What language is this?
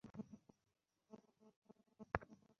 Bangla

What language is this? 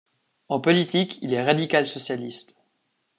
French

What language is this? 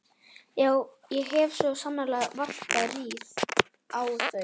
Icelandic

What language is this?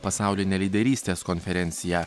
Lithuanian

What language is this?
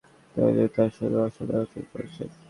Bangla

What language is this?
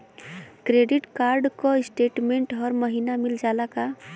Bhojpuri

